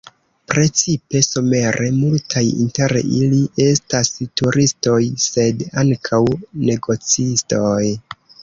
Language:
Esperanto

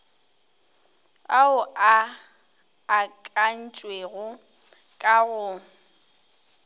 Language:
Northern Sotho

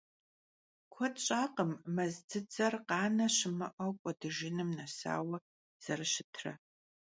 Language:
Kabardian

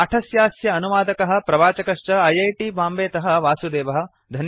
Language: Sanskrit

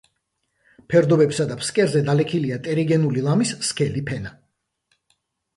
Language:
Georgian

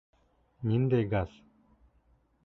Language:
Bashkir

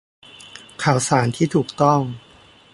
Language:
Thai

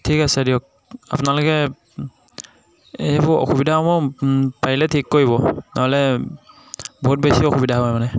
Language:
Assamese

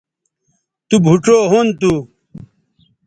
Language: Bateri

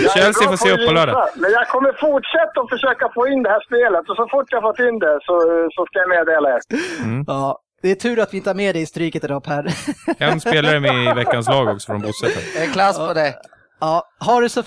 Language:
Swedish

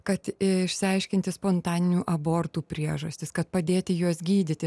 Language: Lithuanian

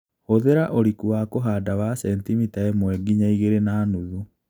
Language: Kikuyu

